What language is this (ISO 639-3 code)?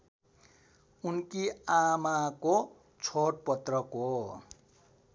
nep